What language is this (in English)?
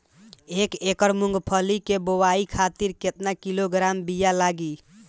Bhojpuri